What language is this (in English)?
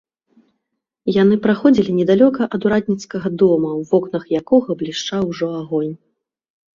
Belarusian